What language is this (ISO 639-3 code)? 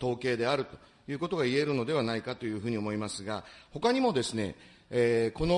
jpn